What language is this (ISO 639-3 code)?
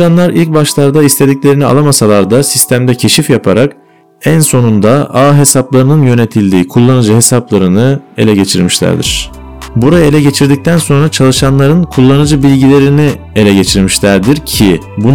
tur